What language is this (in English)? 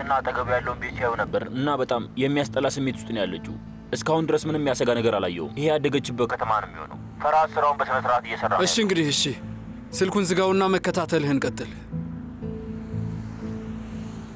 Arabic